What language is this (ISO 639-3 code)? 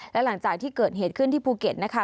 tha